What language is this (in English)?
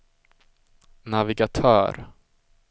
Swedish